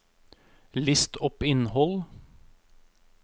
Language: Norwegian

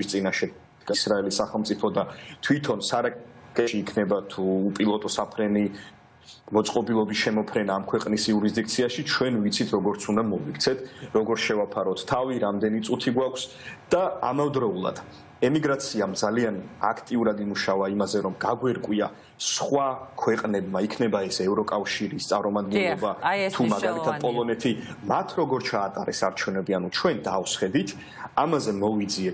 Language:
Romanian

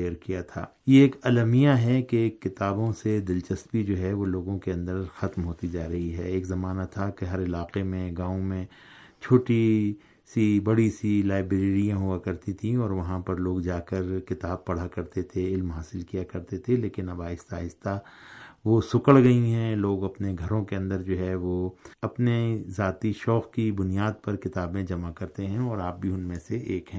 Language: Urdu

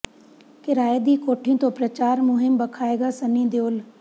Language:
Punjabi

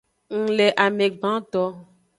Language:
Aja (Benin)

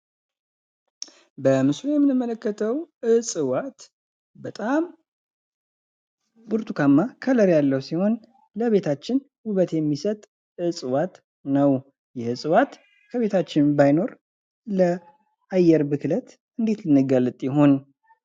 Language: Amharic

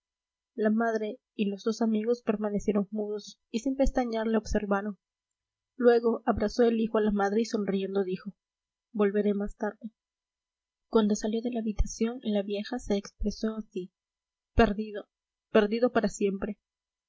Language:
Spanish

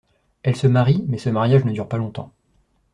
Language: French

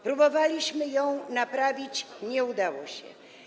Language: Polish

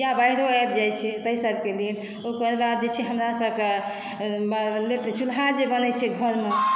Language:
Maithili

